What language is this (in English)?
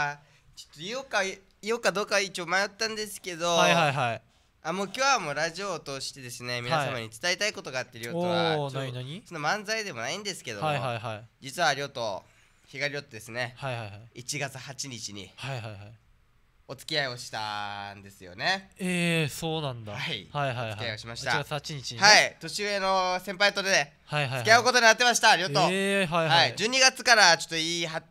Japanese